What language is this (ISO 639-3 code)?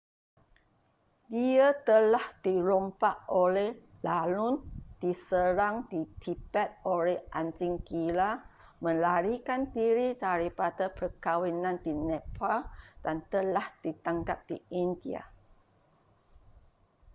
msa